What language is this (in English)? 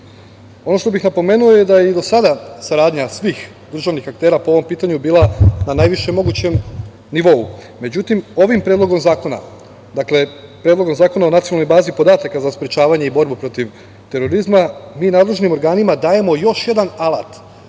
Serbian